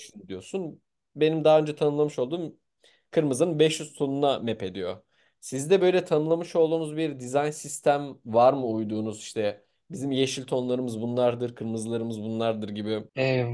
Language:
Turkish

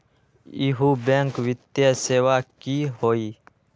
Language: Magahi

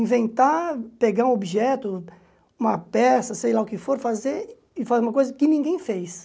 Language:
Portuguese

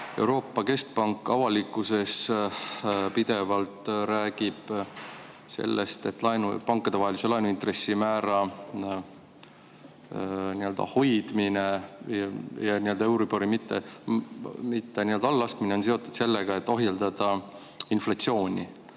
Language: Estonian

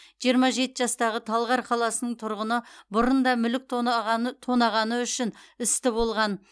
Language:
Kazakh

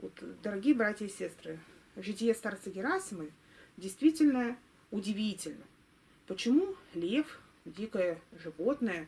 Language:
Russian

